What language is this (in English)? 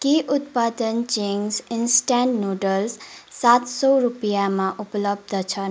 Nepali